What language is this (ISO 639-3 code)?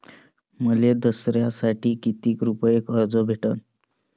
mar